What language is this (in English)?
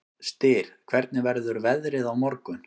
Icelandic